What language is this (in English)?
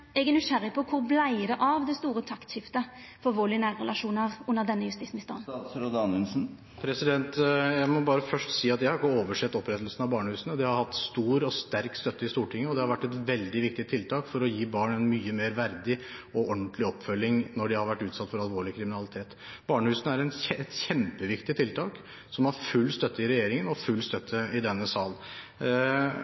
Norwegian